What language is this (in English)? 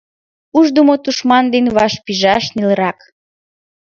Mari